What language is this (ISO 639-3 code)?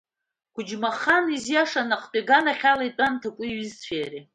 abk